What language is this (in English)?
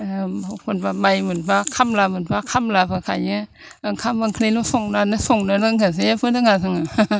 Bodo